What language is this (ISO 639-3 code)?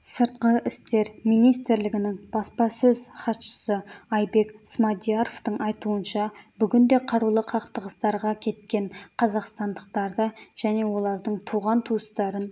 kaz